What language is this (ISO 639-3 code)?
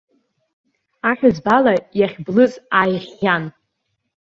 abk